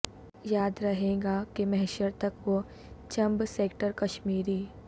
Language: Urdu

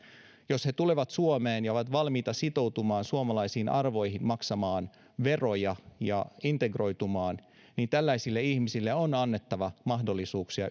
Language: Finnish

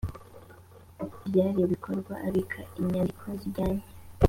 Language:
Kinyarwanda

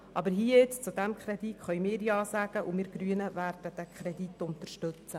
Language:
Swiss German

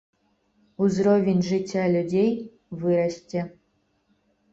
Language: Belarusian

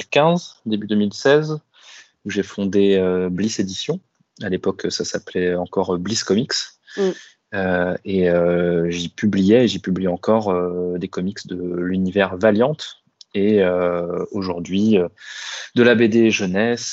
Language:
French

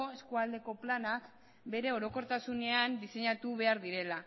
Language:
Basque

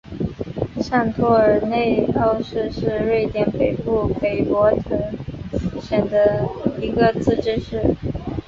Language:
Chinese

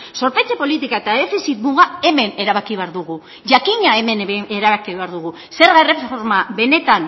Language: Basque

